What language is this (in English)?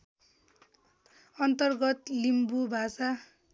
Nepali